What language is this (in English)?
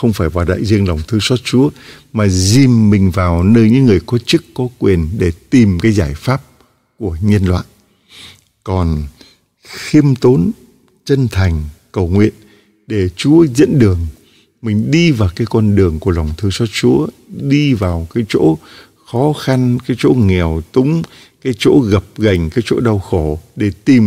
Vietnamese